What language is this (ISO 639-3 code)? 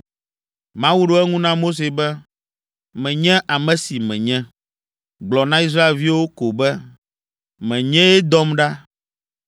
ewe